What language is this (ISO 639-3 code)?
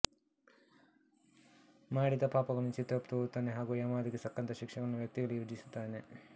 kan